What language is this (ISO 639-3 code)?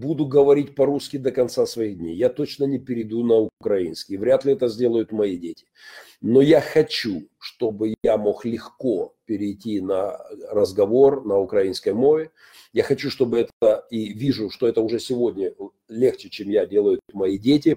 rus